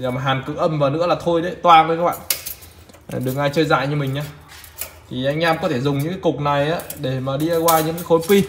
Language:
Vietnamese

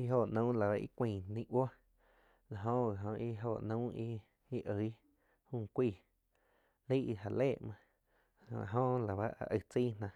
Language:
Quiotepec Chinantec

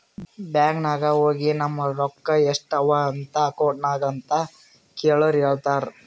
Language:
Kannada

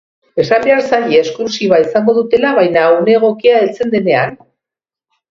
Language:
Basque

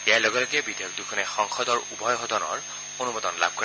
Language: Assamese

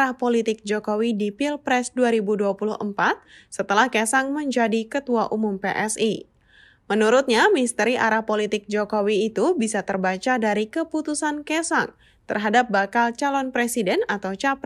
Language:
Indonesian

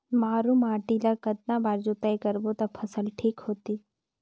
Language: Chhattisgarhi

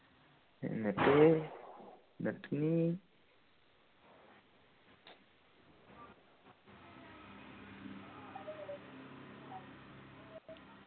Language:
Malayalam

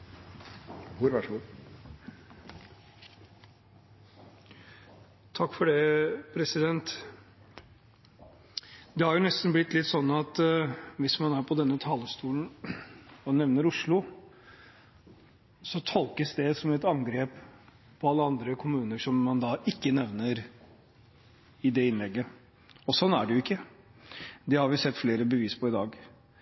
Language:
Norwegian Bokmål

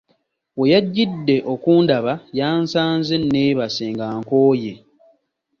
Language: Ganda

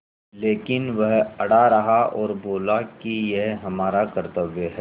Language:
Hindi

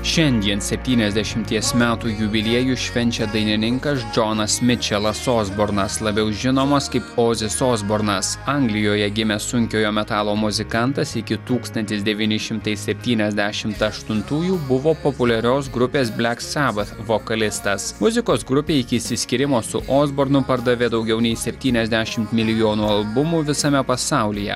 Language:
Lithuanian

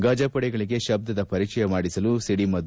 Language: Kannada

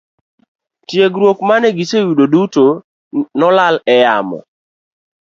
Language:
Luo (Kenya and Tanzania)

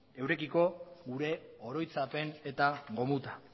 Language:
Basque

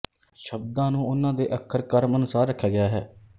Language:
Punjabi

